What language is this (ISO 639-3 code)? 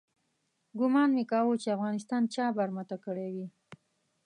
pus